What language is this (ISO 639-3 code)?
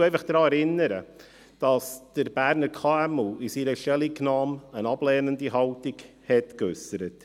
gsw